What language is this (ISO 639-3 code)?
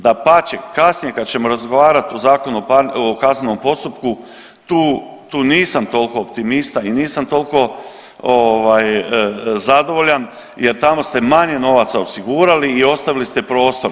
hrv